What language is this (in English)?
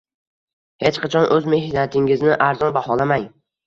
Uzbek